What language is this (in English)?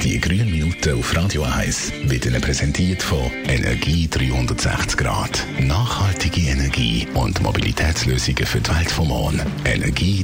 German